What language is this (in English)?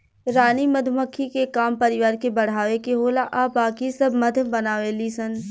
Bhojpuri